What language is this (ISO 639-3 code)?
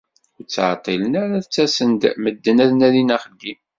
kab